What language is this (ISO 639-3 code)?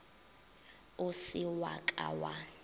nso